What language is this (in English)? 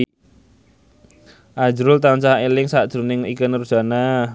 Javanese